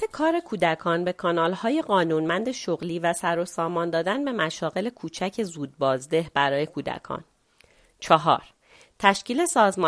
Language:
Persian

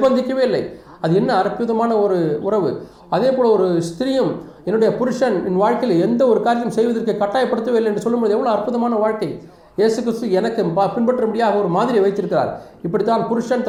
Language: Tamil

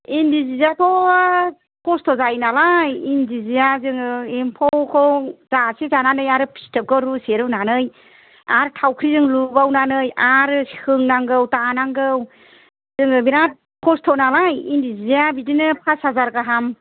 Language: Bodo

